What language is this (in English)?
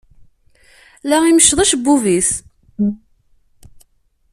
Kabyle